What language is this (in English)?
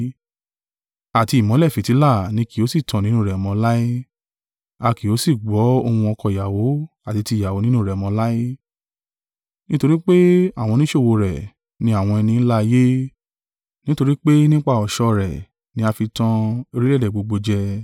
Yoruba